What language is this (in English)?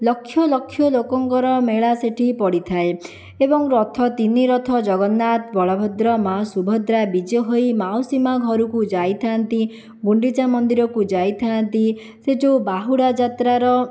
Odia